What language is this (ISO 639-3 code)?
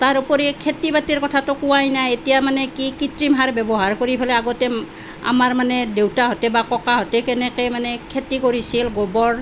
asm